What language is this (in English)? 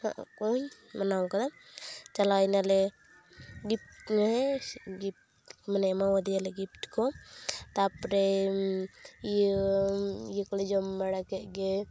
Santali